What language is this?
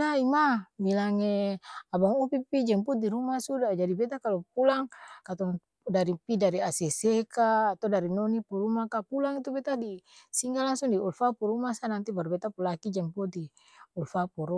Ambonese Malay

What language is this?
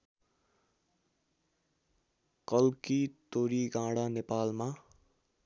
Nepali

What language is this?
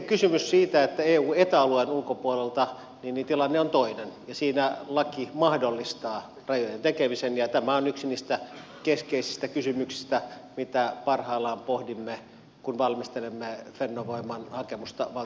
Finnish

